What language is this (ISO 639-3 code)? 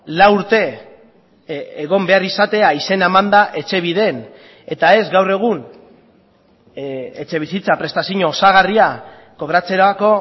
eus